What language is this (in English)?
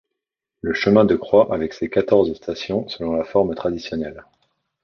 French